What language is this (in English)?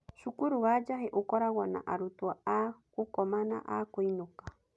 Kikuyu